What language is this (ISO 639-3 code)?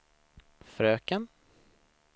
swe